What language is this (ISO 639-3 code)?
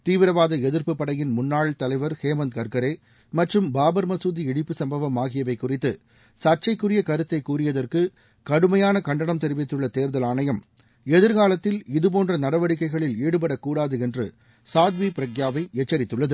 tam